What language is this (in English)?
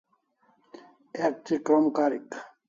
Kalasha